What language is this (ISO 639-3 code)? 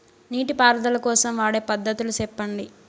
tel